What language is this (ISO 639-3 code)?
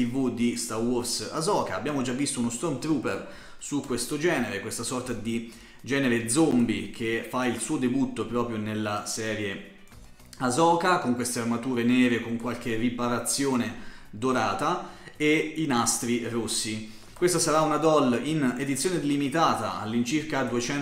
ita